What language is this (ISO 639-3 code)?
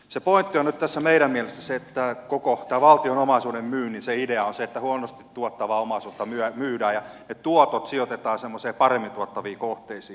fin